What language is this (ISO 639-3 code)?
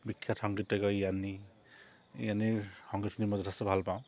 asm